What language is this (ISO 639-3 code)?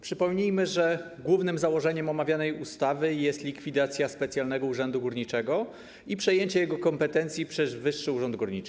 pol